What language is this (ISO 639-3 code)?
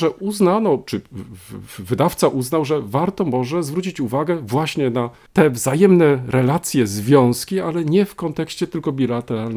pol